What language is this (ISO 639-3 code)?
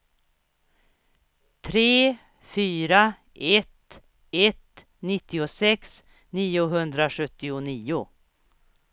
swe